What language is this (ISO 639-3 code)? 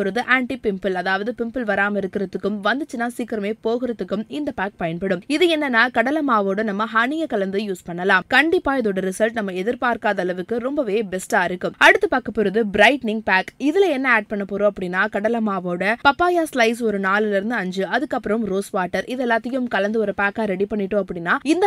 tam